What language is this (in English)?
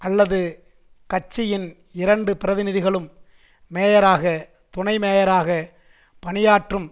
Tamil